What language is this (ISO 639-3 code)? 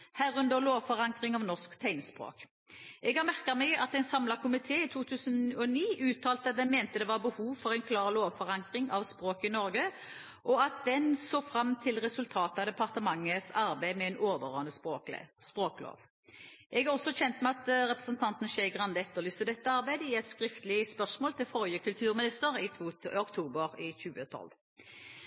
nob